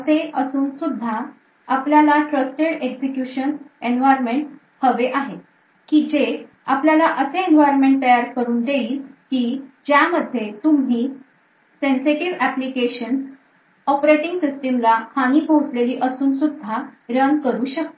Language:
Marathi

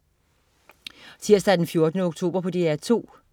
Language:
Danish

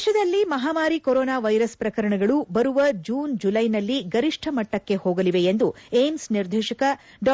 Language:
Kannada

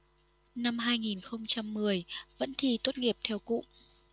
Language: Vietnamese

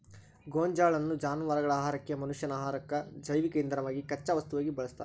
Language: Kannada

